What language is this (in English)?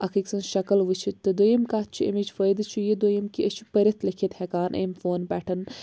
Kashmiri